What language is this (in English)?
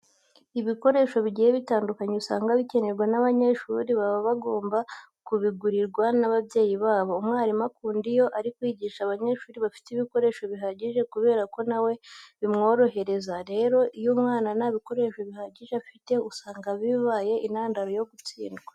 Kinyarwanda